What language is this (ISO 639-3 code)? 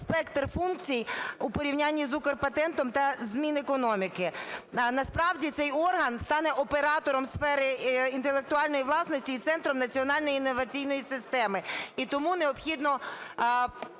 ukr